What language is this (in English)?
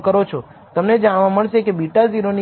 Gujarati